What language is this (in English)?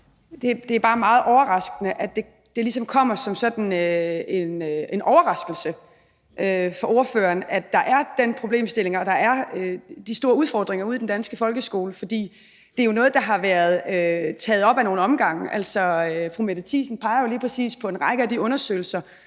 Danish